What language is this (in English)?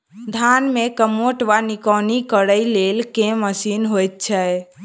Maithili